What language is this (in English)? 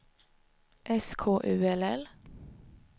Swedish